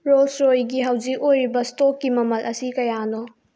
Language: Manipuri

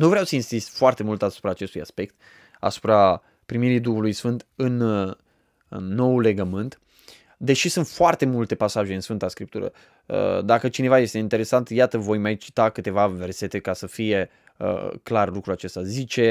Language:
Romanian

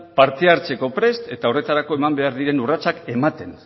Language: Basque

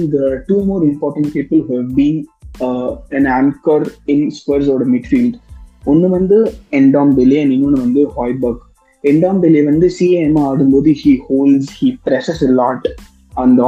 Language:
Tamil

